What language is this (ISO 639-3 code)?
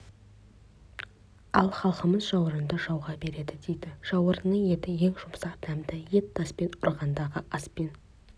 kaz